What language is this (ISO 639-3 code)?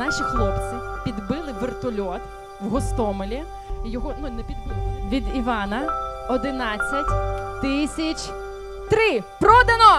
ukr